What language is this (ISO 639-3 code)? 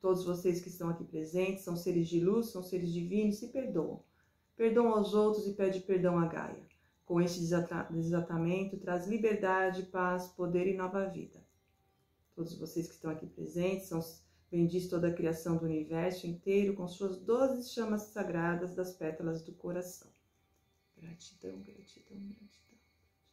por